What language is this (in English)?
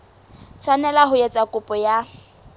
Southern Sotho